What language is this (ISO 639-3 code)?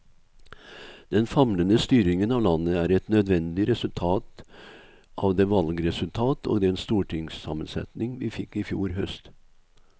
nor